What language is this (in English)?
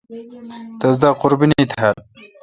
Kalkoti